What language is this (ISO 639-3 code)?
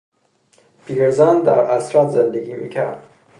fas